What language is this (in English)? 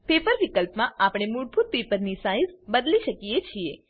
Gujarati